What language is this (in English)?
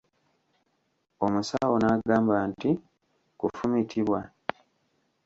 Ganda